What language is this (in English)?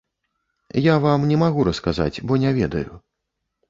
Belarusian